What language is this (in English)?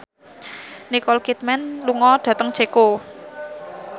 Javanese